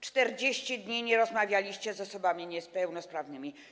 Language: Polish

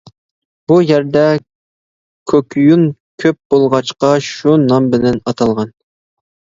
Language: Uyghur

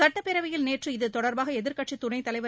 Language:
Tamil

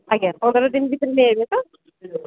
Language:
Odia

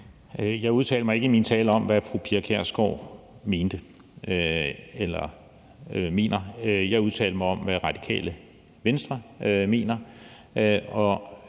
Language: Danish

